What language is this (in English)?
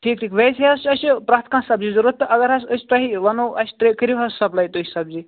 Kashmiri